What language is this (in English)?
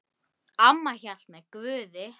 Icelandic